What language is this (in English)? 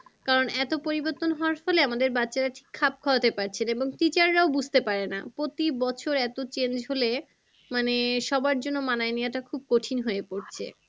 Bangla